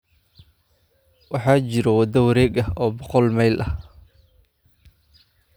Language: Somali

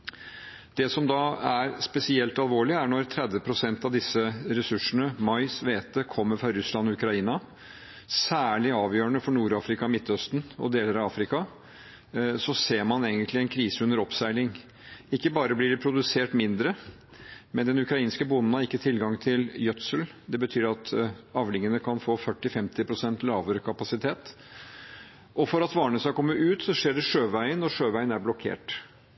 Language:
Norwegian Bokmål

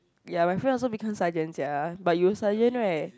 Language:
English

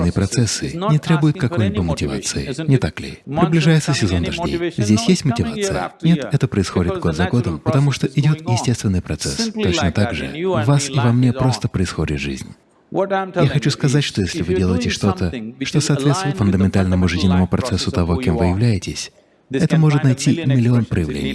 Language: Russian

